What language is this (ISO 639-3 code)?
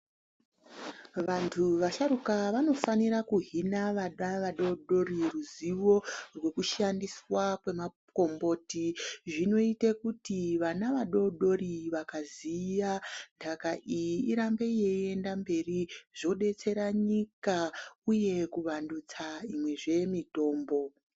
ndc